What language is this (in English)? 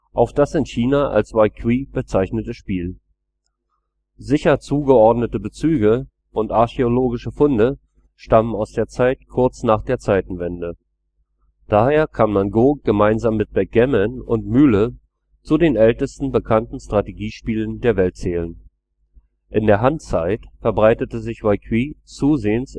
German